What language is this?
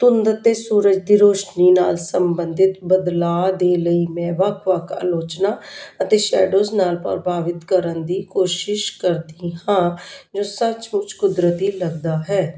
Punjabi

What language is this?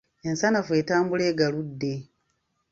Ganda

